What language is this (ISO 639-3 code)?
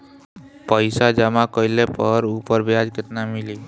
bho